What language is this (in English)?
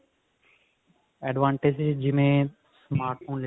Punjabi